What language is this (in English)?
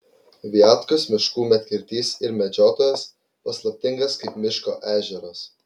Lithuanian